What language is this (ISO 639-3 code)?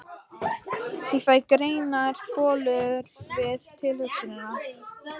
isl